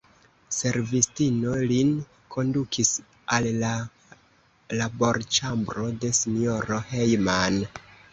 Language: Esperanto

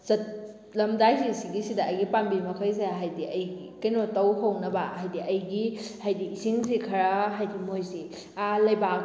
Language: Manipuri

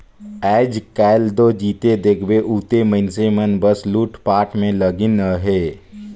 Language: Chhattisgarhi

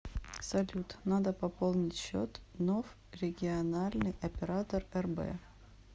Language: Russian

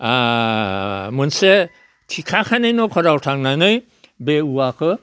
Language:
Bodo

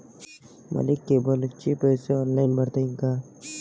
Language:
Marathi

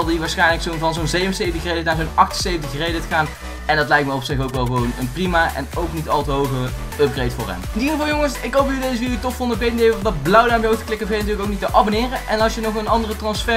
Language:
Dutch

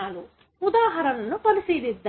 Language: Telugu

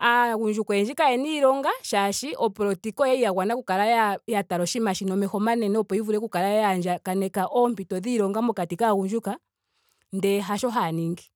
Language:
Ndonga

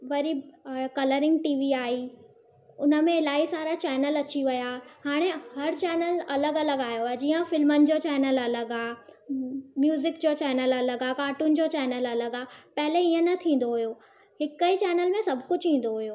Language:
Sindhi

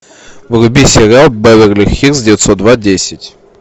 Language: Russian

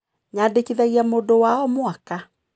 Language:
Kikuyu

